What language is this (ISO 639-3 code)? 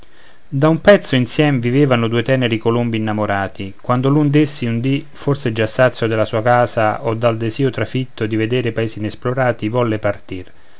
ita